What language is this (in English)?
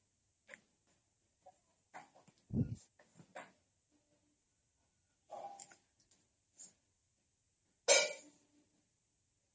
Odia